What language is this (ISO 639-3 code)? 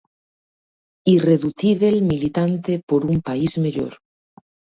glg